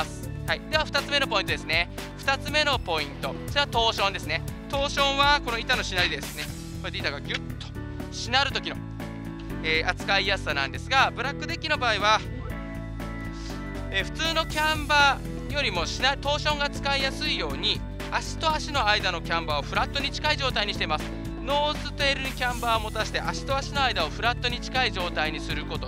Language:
Japanese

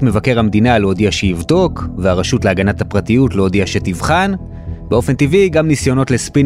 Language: Hebrew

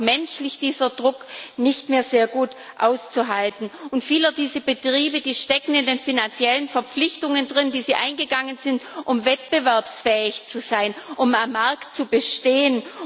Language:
German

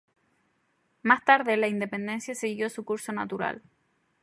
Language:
Spanish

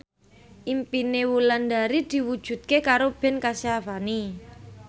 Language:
Javanese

